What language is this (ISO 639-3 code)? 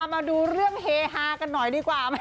tha